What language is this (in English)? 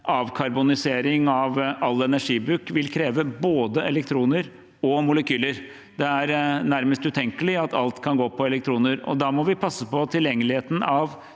Norwegian